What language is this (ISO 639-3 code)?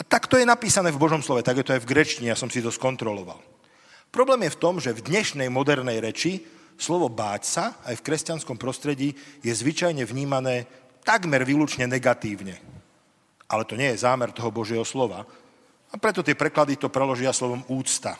slk